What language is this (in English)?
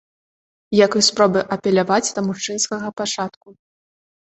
Belarusian